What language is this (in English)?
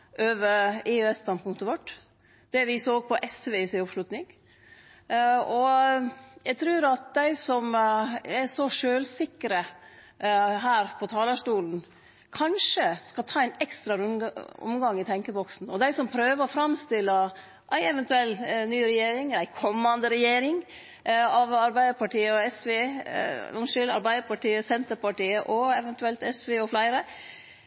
Norwegian Nynorsk